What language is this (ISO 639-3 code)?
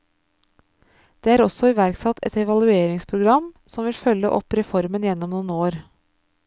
nor